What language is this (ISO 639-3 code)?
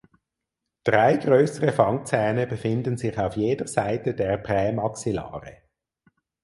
deu